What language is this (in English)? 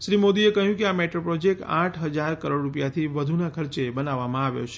Gujarati